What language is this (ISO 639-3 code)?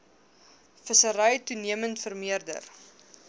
afr